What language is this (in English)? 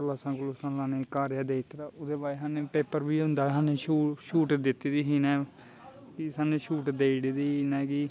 Dogri